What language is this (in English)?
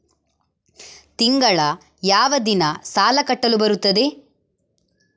Kannada